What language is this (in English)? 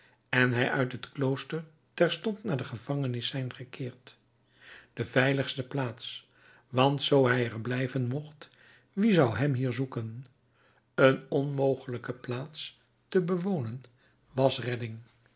Dutch